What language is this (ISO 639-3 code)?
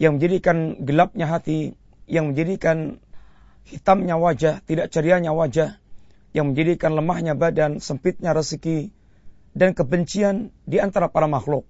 msa